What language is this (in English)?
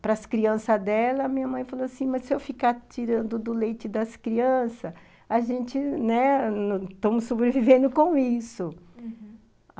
Portuguese